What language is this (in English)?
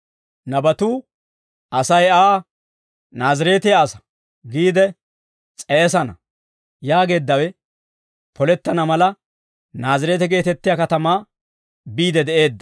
Dawro